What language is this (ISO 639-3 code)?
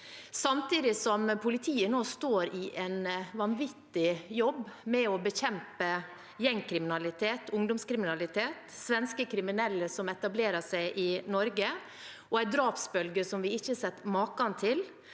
nor